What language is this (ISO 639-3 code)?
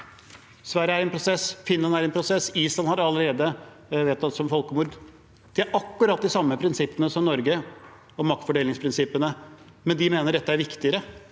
nor